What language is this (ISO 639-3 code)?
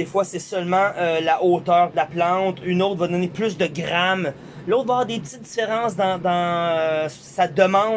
fra